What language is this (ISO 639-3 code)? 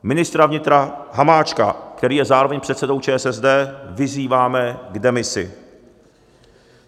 ces